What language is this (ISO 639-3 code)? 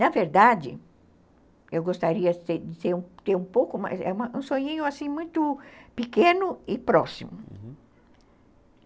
por